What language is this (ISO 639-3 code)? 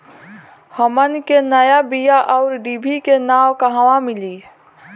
bho